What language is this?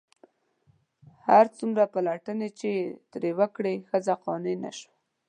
Pashto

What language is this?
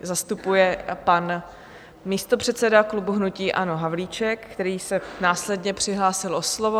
Czech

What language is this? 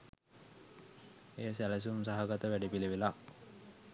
Sinhala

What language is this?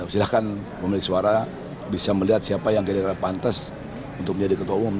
Indonesian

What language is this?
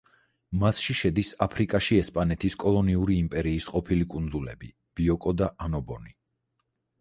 Georgian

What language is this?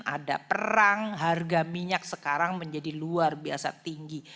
Indonesian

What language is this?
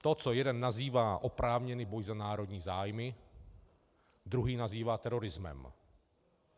Czech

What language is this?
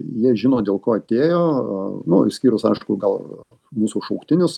Lithuanian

